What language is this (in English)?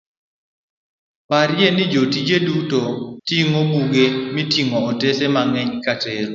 Luo (Kenya and Tanzania)